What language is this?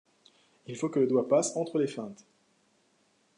French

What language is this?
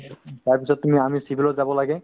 Assamese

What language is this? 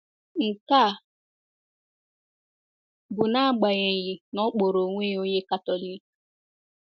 Igbo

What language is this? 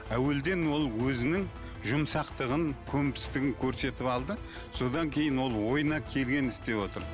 Kazakh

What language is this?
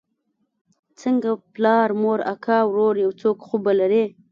Pashto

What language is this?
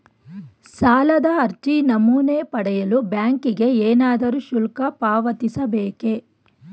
Kannada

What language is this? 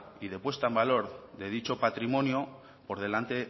Spanish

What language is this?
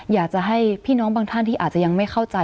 Thai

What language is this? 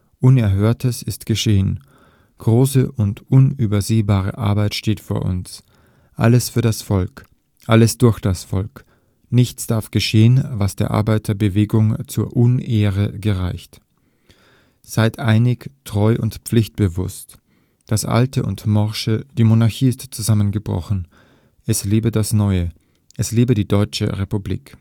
German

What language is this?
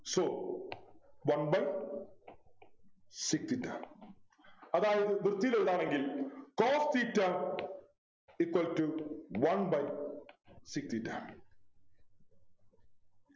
Malayalam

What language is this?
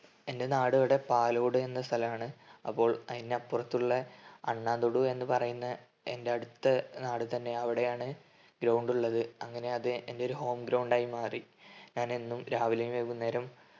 Malayalam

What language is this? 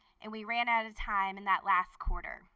English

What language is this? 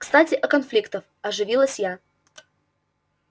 Russian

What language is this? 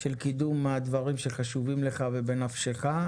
Hebrew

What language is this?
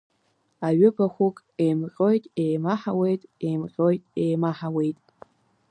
Abkhazian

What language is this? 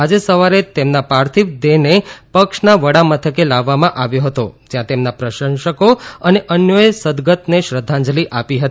Gujarati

